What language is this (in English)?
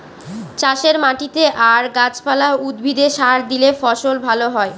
Bangla